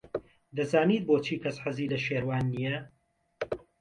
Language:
Central Kurdish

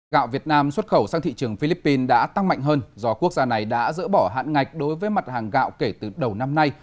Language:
Vietnamese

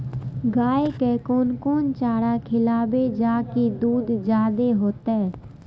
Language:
Maithili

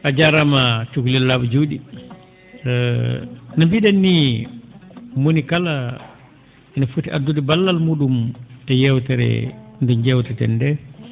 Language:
Fula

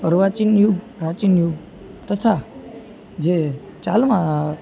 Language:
Gujarati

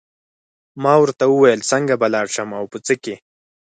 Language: Pashto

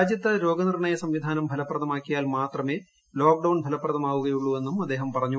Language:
Malayalam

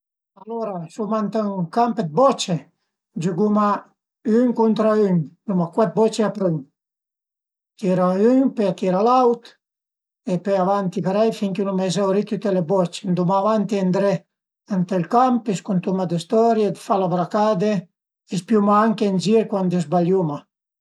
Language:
Piedmontese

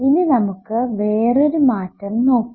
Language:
Malayalam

